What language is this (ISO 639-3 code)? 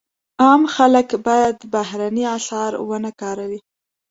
pus